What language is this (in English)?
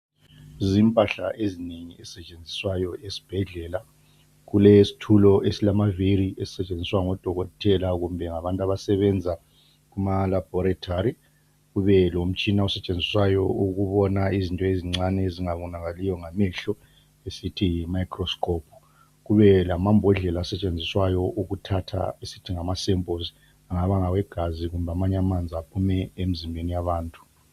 North Ndebele